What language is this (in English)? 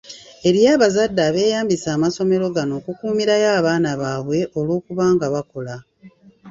Ganda